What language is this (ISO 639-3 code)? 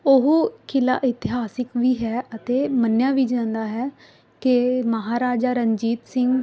pan